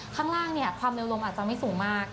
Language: Thai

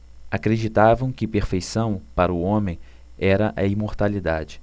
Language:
Portuguese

